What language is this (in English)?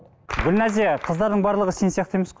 Kazakh